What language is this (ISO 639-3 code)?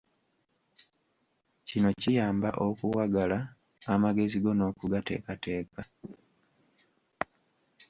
lug